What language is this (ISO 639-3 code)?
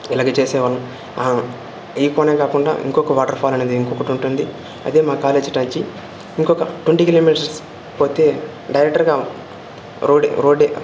tel